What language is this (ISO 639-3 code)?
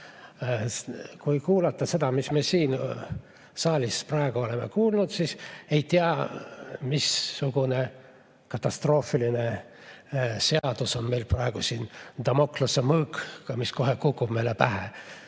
est